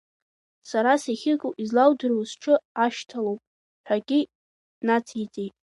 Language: Abkhazian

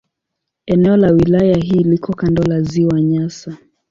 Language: Swahili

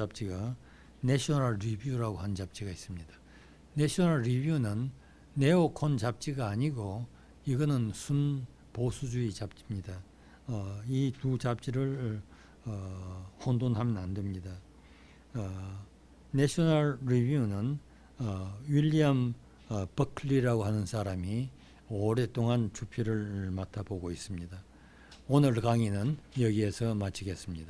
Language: Korean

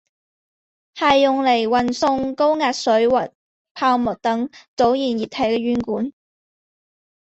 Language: Chinese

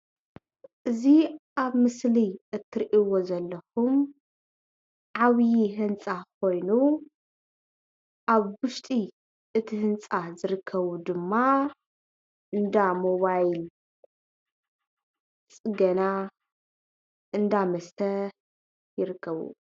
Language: Tigrinya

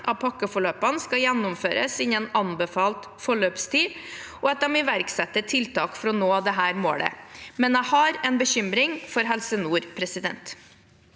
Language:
Norwegian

